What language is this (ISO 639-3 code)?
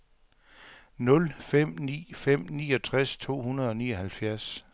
dan